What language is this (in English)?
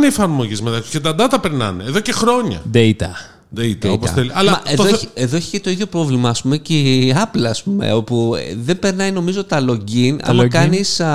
Greek